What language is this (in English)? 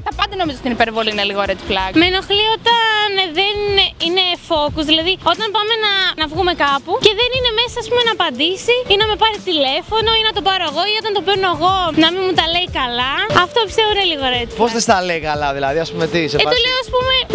Greek